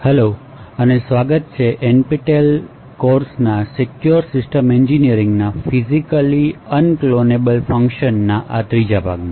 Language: Gujarati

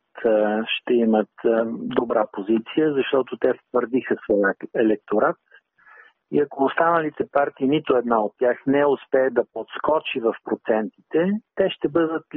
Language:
Bulgarian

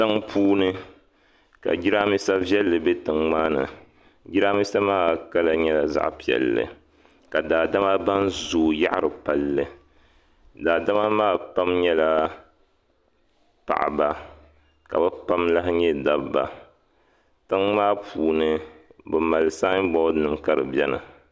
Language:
Dagbani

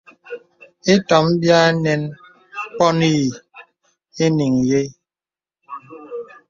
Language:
Bebele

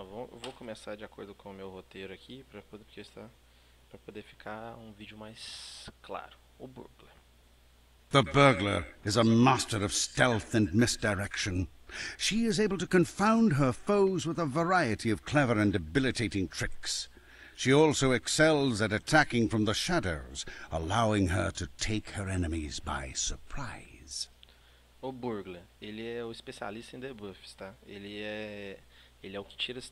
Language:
Portuguese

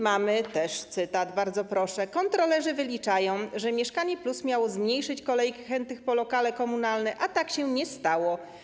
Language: Polish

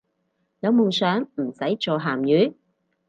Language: Cantonese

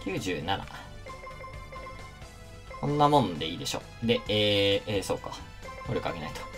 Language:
Japanese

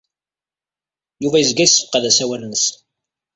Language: Kabyle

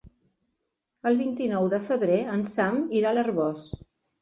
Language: Catalan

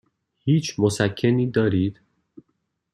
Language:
Persian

